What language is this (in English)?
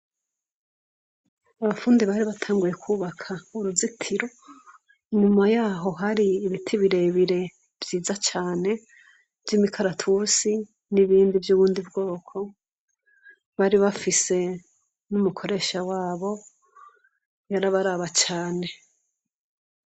Rundi